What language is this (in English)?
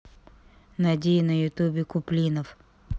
Russian